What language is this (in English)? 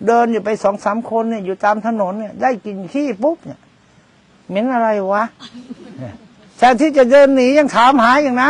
Thai